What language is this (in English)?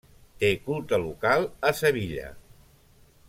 Catalan